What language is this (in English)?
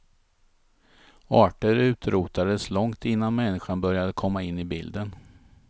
Swedish